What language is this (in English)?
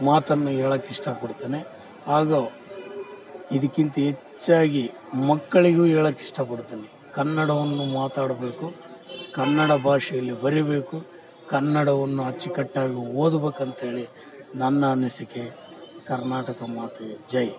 Kannada